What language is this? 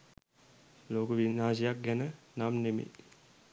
Sinhala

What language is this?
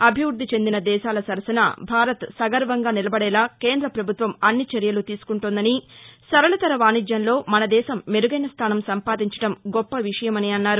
Telugu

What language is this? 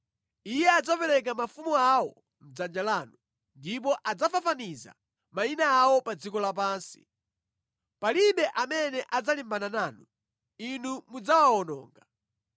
Nyanja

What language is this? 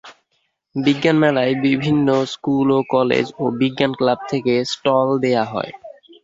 Bangla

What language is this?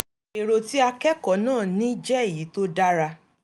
Yoruba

